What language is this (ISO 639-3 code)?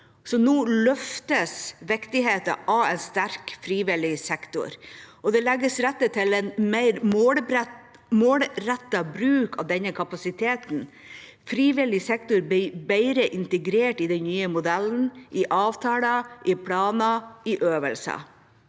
nor